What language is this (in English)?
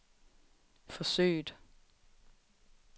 Danish